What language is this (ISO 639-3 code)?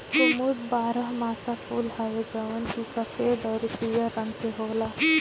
bho